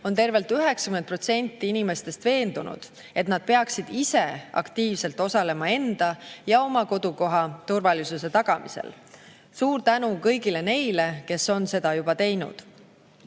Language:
Estonian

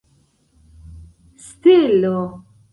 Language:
Esperanto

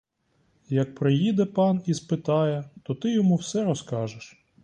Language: Ukrainian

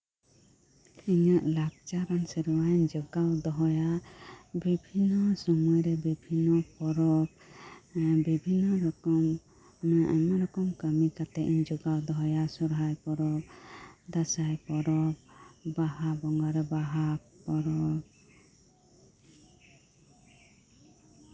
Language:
Santali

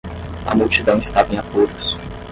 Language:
Portuguese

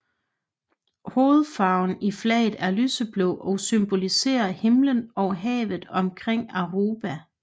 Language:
Danish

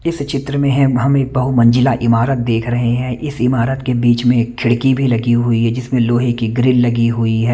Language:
Hindi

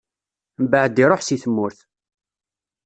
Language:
Kabyle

